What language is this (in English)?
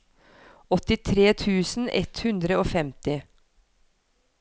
Norwegian